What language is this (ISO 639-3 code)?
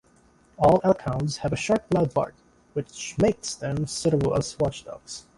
eng